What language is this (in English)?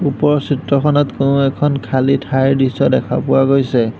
Assamese